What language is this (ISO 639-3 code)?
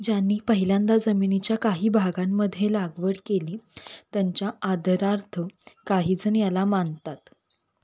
mar